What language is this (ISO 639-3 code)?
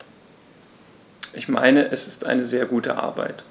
deu